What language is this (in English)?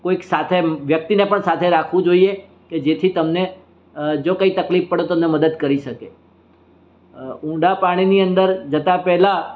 Gujarati